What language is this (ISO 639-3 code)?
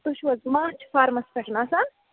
kas